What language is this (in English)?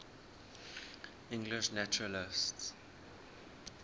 English